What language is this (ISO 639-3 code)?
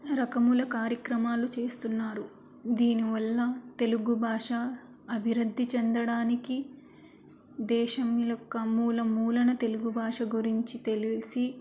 tel